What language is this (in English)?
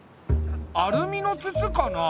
Japanese